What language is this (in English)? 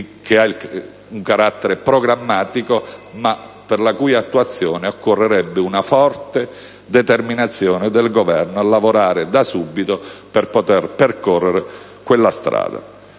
Italian